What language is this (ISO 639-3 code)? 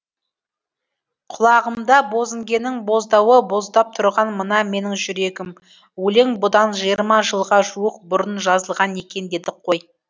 kaz